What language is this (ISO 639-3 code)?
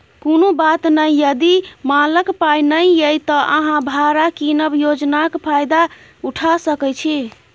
mai